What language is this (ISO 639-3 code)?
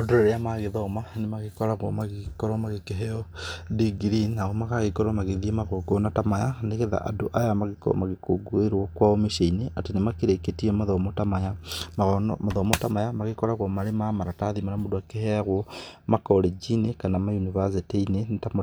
kik